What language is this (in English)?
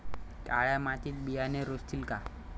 Marathi